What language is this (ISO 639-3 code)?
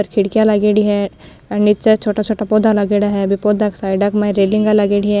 raj